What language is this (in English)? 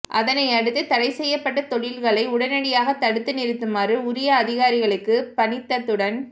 Tamil